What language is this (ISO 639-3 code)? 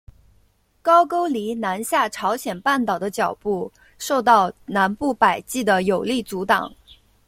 zho